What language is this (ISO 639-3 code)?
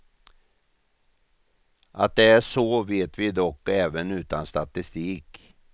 swe